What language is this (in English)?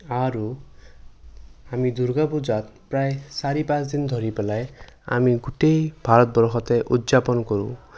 Assamese